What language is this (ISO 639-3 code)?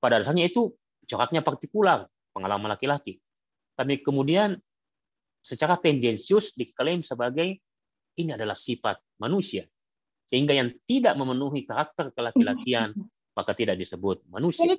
ind